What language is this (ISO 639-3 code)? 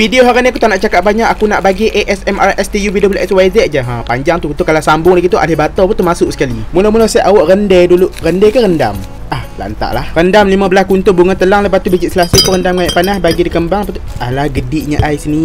msa